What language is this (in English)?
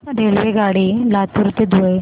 Marathi